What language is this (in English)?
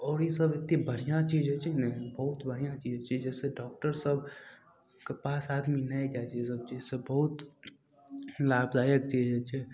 Maithili